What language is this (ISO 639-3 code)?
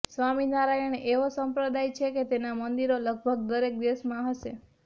guj